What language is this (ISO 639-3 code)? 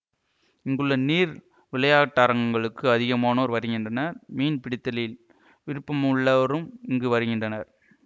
tam